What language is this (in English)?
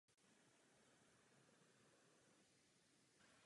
Czech